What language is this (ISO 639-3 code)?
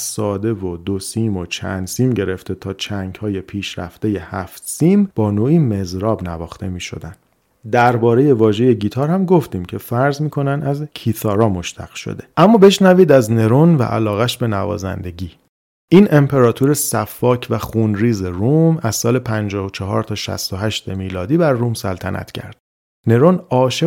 fas